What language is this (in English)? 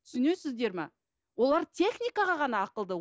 Kazakh